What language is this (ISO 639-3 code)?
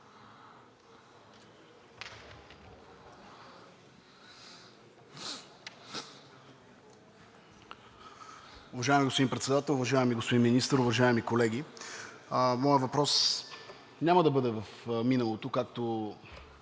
bul